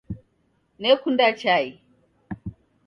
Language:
Taita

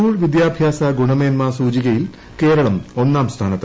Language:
Malayalam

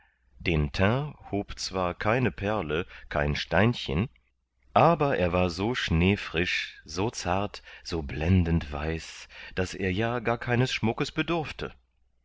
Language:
German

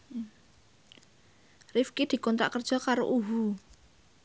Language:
Javanese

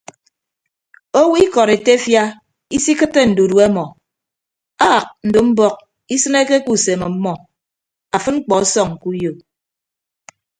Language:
Ibibio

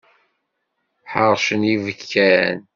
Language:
Kabyle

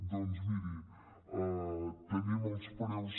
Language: Catalan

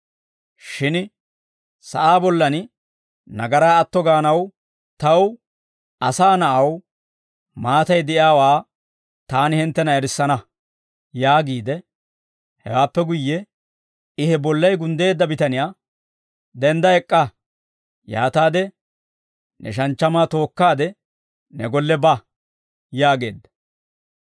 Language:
Dawro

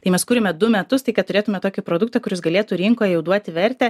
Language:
Lithuanian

